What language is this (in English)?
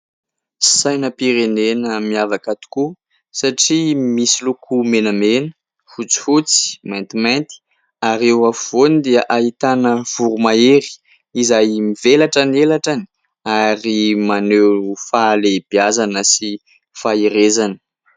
Malagasy